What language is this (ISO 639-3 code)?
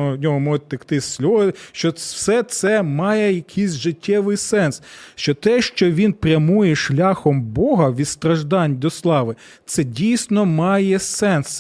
ukr